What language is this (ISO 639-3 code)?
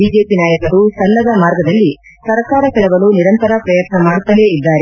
kan